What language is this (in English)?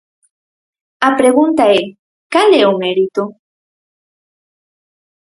Galician